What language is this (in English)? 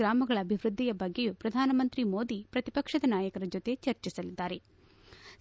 Kannada